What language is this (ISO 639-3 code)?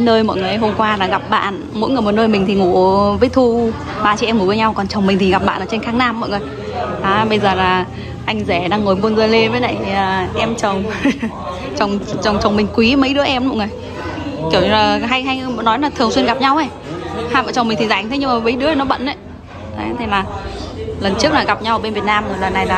vie